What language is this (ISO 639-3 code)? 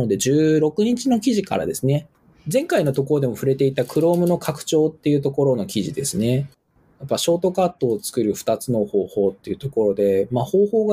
jpn